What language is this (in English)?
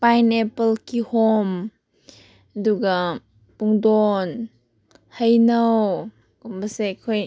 Manipuri